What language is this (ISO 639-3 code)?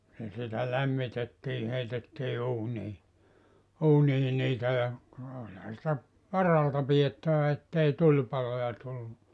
fin